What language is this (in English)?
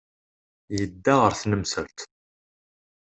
Kabyle